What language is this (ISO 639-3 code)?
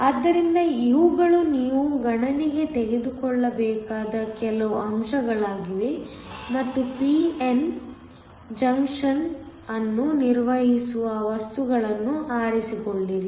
kan